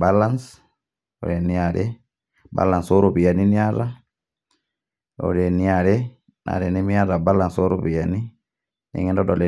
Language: Masai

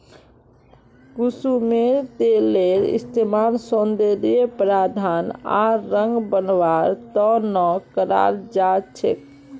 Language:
Magahi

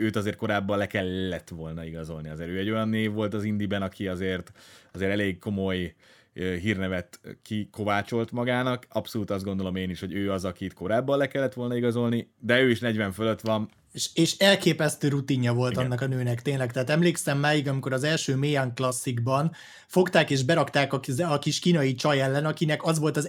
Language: Hungarian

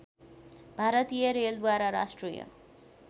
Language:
Nepali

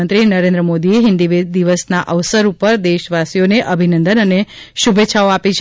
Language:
Gujarati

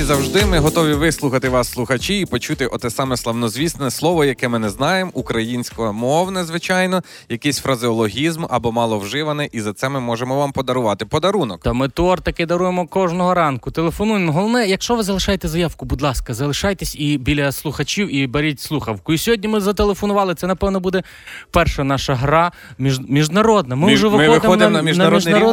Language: Ukrainian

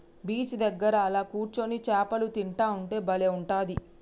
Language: Telugu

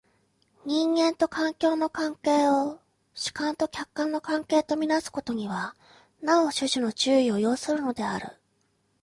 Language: Japanese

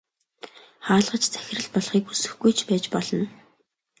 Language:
Mongolian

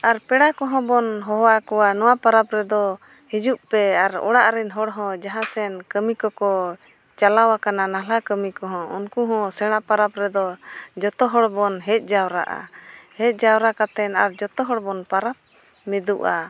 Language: Santali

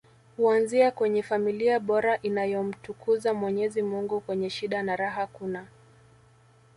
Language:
Swahili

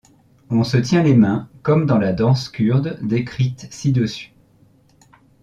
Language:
French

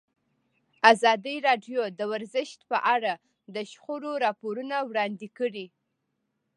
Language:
Pashto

